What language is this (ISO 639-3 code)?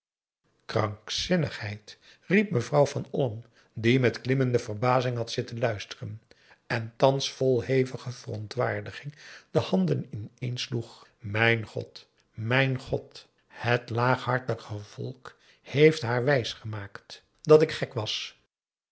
nld